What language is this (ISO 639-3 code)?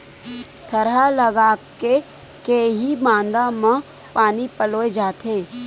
hne